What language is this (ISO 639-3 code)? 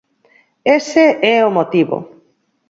glg